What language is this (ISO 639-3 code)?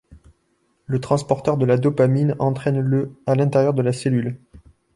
fra